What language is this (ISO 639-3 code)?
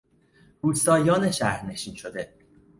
fas